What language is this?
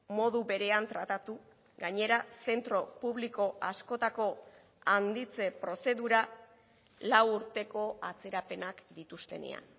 Basque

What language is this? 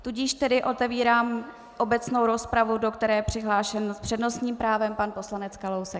Czech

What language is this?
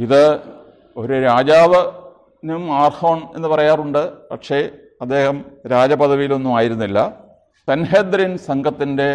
Malayalam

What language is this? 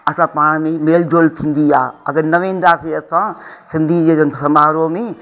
Sindhi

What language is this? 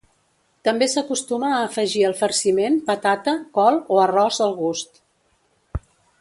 Catalan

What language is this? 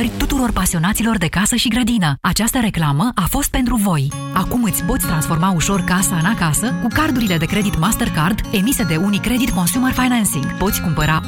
Romanian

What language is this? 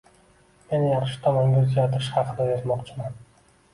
Uzbek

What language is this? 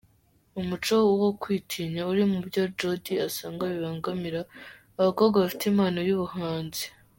Kinyarwanda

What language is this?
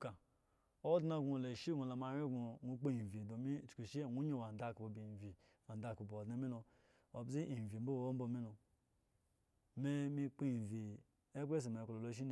Eggon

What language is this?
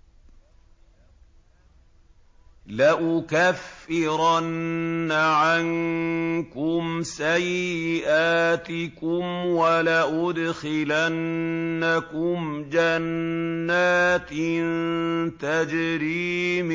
Arabic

